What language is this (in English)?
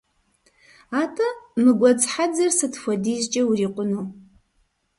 Kabardian